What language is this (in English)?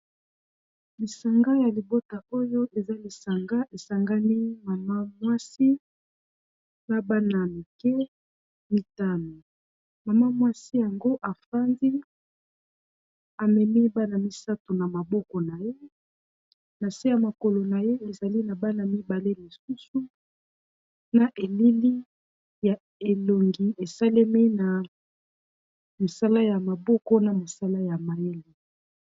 Lingala